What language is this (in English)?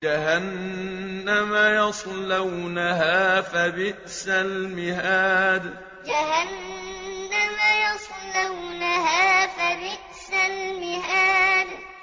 Arabic